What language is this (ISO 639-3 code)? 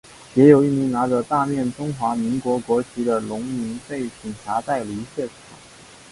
zho